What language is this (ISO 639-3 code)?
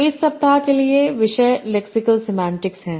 hin